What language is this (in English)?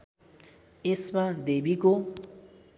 Nepali